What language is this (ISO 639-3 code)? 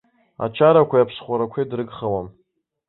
abk